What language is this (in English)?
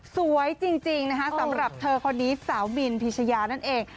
Thai